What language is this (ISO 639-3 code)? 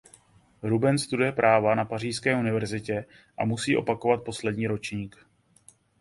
ces